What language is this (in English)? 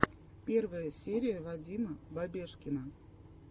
Russian